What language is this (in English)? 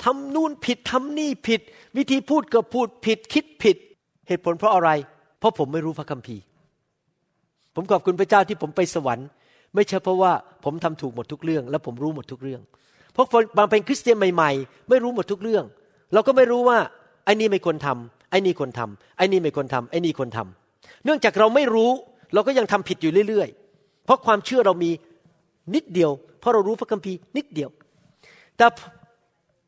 Thai